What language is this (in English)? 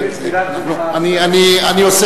Hebrew